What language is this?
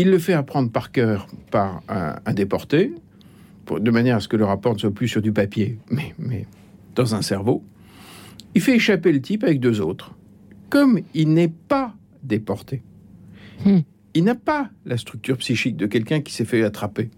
French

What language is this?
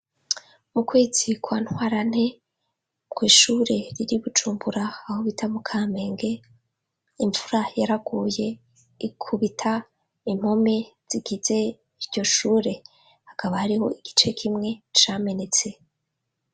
Rundi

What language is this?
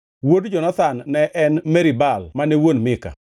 Luo (Kenya and Tanzania)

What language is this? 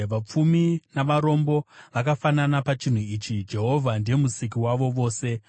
Shona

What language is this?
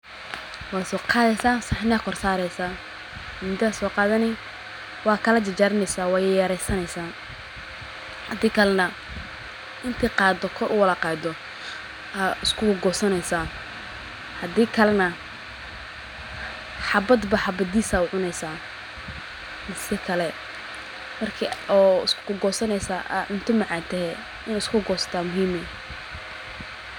Somali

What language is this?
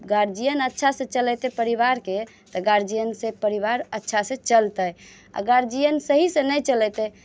Maithili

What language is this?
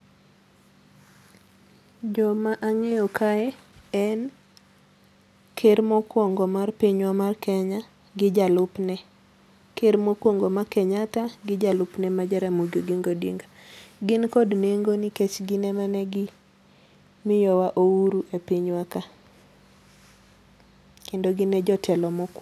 Luo (Kenya and Tanzania)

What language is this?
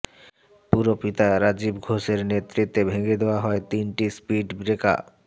Bangla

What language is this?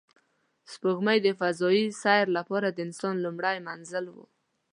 Pashto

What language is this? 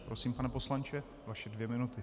Czech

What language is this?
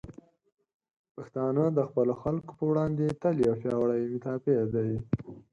Pashto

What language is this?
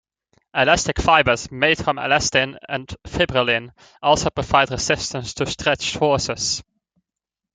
English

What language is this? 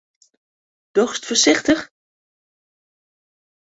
Western Frisian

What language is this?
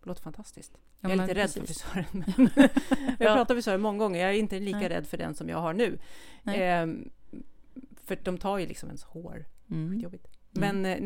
Swedish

